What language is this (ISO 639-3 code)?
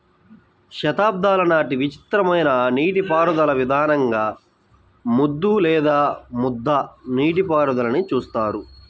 tel